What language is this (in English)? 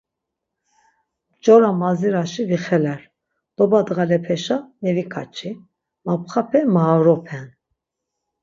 Laz